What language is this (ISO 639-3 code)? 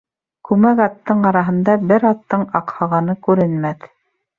bak